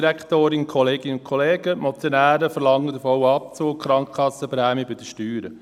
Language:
Swiss German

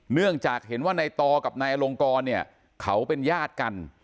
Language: Thai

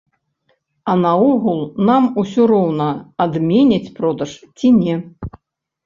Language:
Belarusian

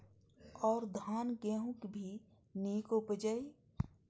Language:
Maithili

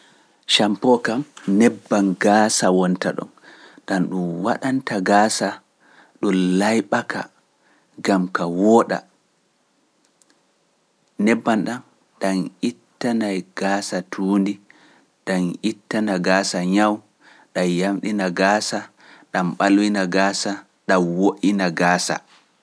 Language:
Pular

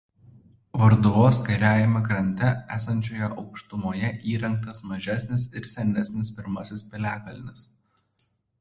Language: Lithuanian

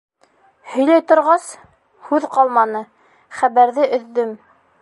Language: Bashkir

